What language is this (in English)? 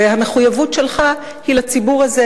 Hebrew